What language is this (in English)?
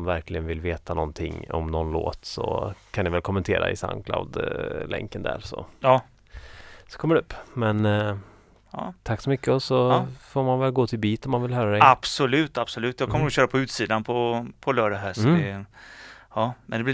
Swedish